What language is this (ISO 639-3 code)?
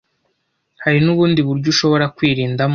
kin